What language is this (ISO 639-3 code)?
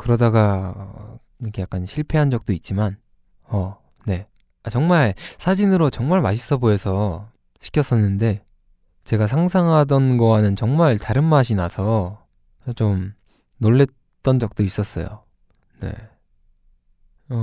kor